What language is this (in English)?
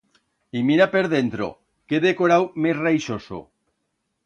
Aragonese